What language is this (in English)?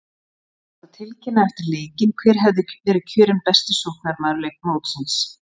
Icelandic